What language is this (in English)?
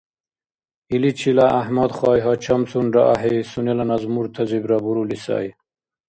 Dargwa